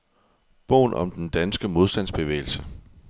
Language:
Danish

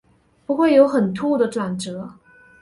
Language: Chinese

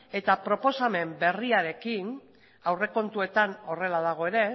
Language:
Basque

